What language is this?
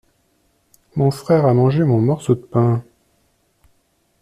French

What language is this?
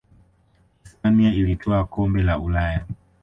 Swahili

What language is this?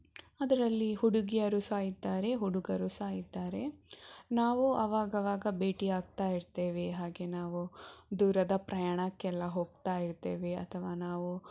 Kannada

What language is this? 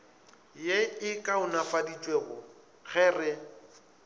Northern Sotho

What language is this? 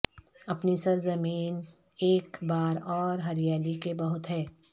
Urdu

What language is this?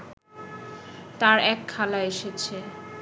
Bangla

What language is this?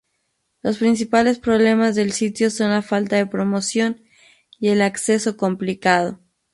Spanish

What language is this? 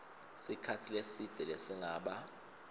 Swati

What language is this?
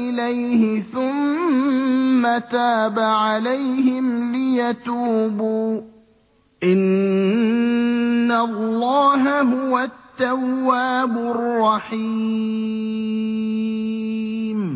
Arabic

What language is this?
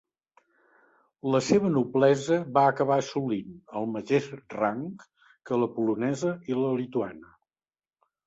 Catalan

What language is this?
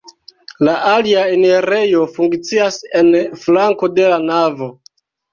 Esperanto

